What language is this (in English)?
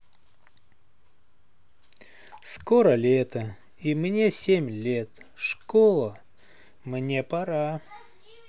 Russian